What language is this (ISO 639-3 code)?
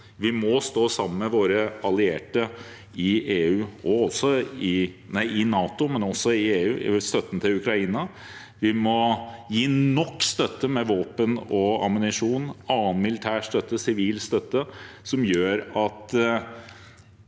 nor